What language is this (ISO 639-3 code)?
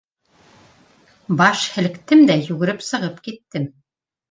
bak